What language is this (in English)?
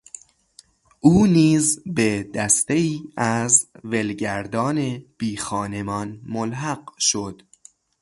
Persian